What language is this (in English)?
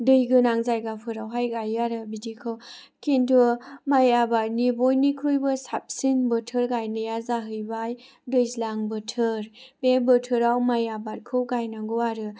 Bodo